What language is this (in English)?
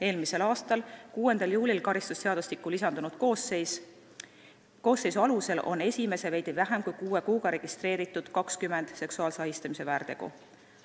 Estonian